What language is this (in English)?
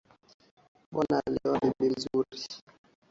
Swahili